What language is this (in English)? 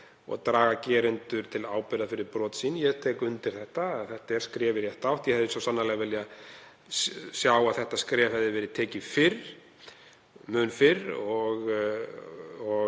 Icelandic